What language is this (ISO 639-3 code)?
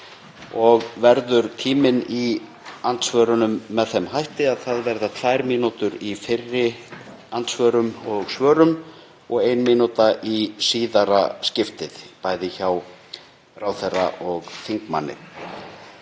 isl